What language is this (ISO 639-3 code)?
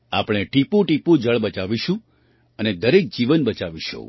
guj